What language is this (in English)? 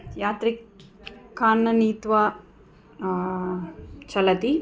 Sanskrit